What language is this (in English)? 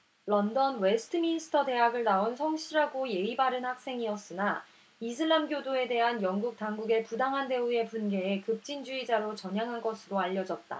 Korean